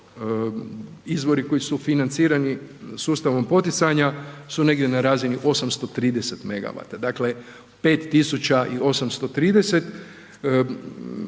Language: Croatian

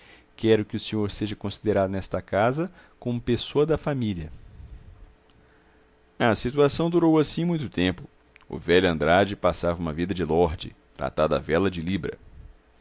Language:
Portuguese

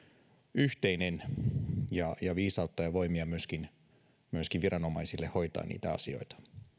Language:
Finnish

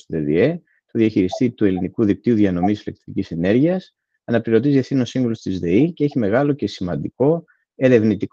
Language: Greek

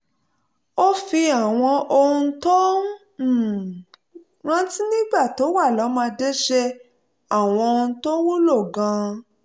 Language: Yoruba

